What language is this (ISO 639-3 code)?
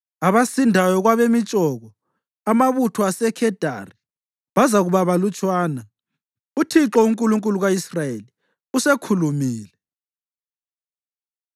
nde